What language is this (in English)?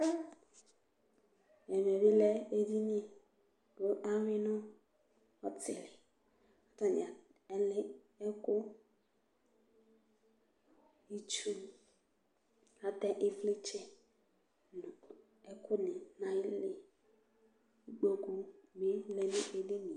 Ikposo